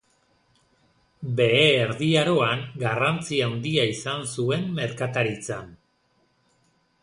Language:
Basque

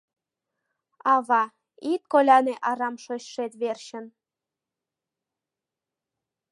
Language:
Mari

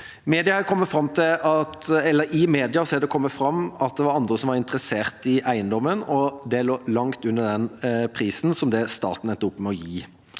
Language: Norwegian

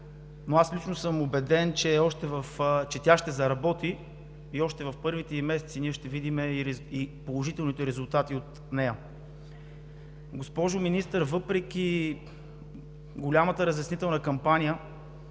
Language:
Bulgarian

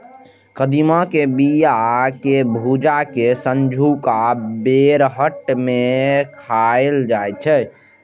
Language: Maithili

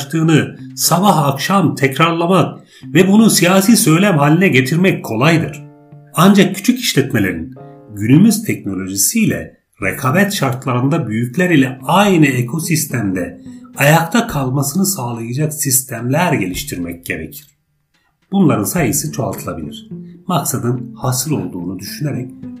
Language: Turkish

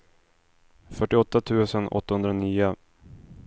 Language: Swedish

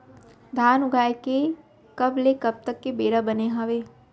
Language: Chhattisgarhi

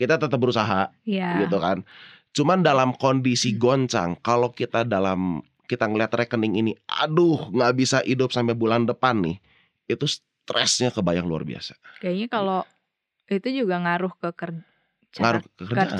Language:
Indonesian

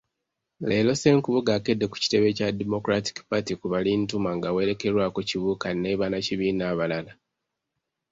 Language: Ganda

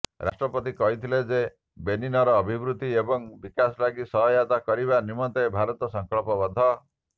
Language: Odia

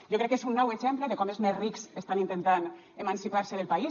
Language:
Catalan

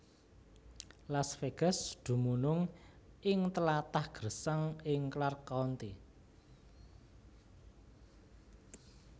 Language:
Javanese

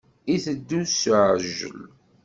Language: Kabyle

